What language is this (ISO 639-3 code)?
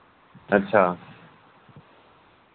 doi